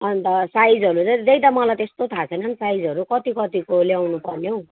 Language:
Nepali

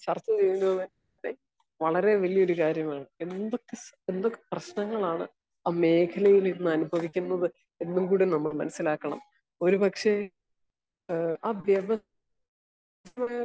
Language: Malayalam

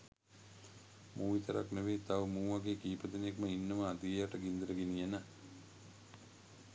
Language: Sinhala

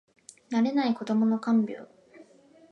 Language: Japanese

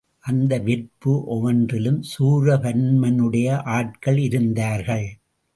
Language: Tamil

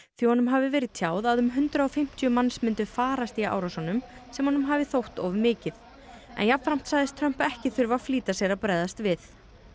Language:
Icelandic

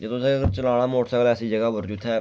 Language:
Dogri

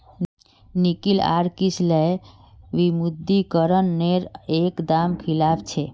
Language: Magahi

